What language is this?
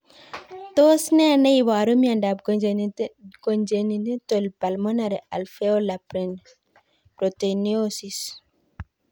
Kalenjin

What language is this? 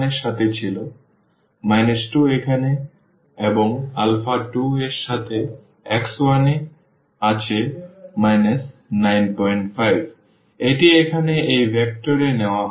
Bangla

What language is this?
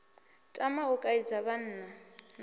Venda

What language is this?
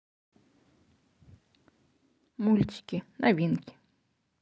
Russian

